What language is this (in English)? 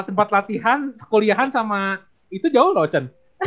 Indonesian